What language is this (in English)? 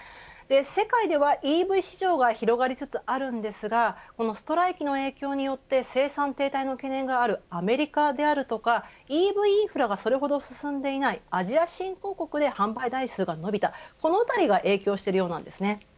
Japanese